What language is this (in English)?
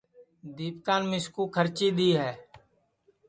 Sansi